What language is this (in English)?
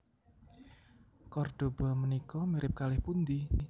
Javanese